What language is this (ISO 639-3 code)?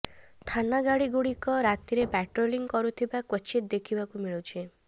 ori